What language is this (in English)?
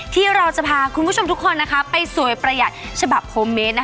Thai